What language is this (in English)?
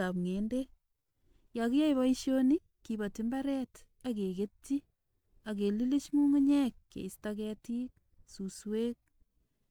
Kalenjin